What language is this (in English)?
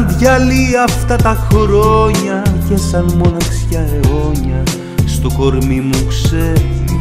Greek